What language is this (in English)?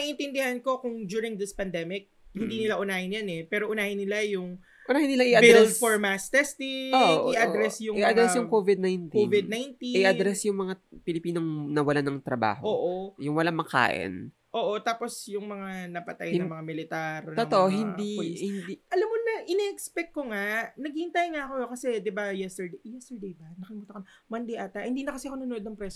Filipino